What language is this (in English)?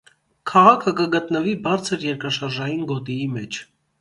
Armenian